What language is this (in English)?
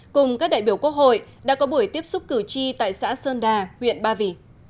Vietnamese